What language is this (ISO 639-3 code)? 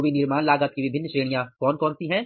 hin